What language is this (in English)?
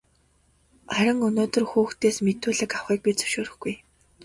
Mongolian